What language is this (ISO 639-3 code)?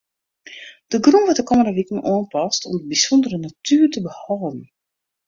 fry